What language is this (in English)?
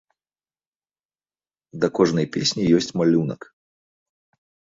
Belarusian